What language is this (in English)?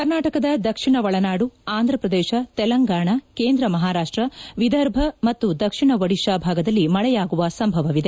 Kannada